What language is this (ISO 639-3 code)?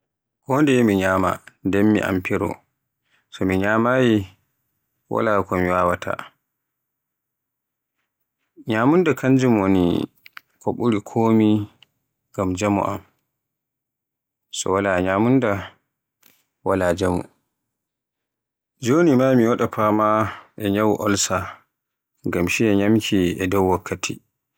fue